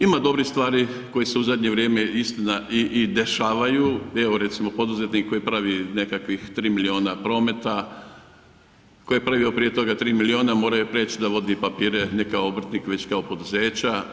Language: Croatian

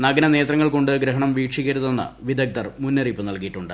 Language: Malayalam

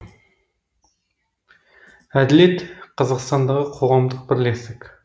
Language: Kazakh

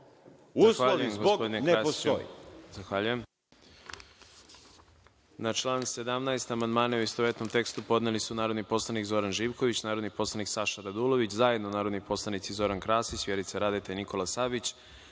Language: Serbian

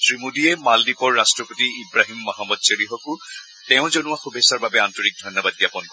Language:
Assamese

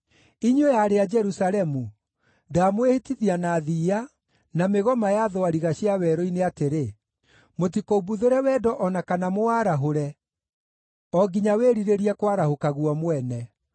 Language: Kikuyu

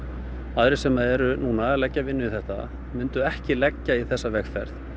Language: Icelandic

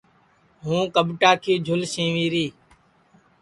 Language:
Sansi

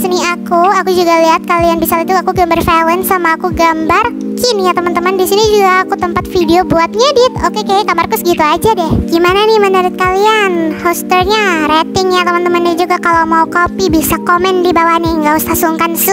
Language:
Indonesian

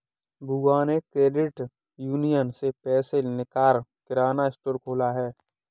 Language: Hindi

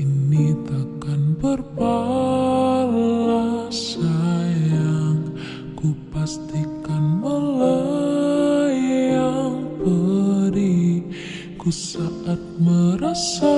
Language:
Indonesian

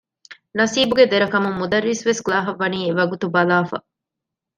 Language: Divehi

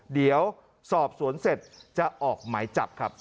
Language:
Thai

